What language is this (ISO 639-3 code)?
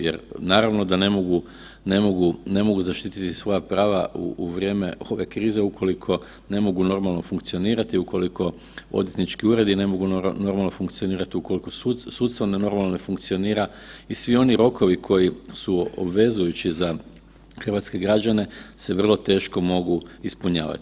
hrv